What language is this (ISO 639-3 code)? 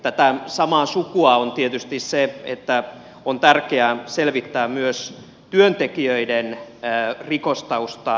fin